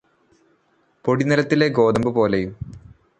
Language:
Malayalam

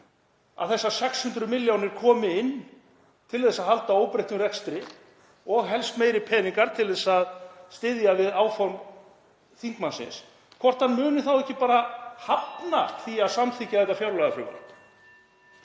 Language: Icelandic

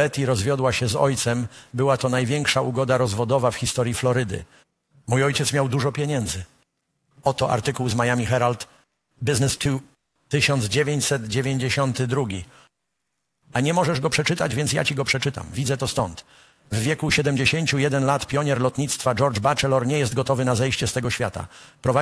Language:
Polish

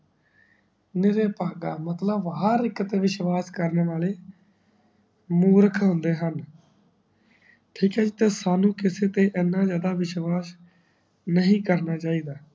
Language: Punjabi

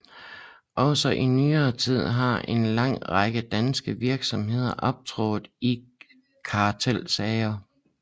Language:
Danish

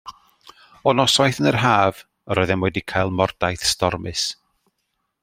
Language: Welsh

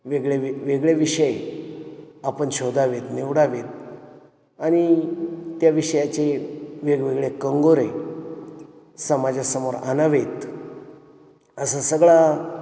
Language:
Marathi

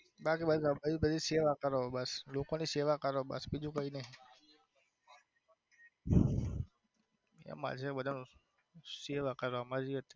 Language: Gujarati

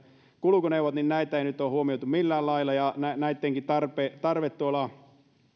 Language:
Finnish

